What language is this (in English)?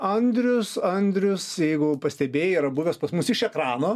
Lithuanian